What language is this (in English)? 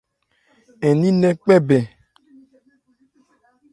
Ebrié